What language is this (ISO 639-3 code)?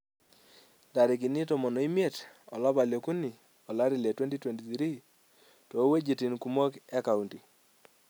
mas